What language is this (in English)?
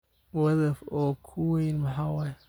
Somali